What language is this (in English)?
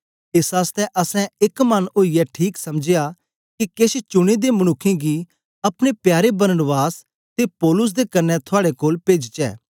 Dogri